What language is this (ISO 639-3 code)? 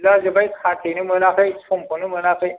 brx